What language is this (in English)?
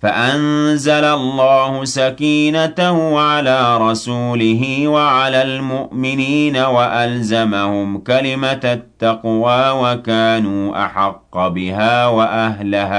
Arabic